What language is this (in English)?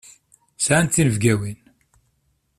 Kabyle